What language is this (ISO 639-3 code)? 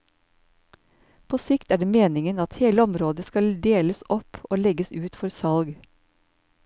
nor